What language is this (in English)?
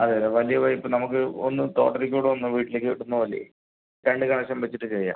Malayalam